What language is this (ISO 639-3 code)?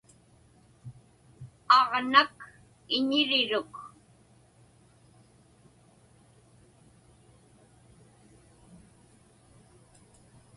ipk